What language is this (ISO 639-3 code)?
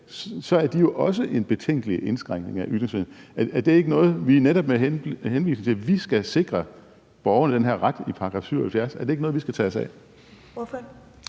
dan